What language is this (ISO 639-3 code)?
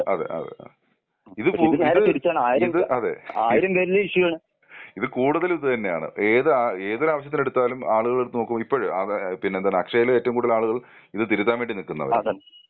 mal